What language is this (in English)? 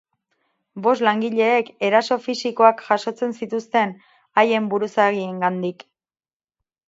Basque